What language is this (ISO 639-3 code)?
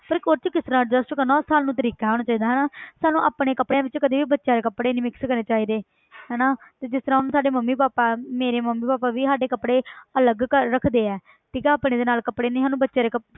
pan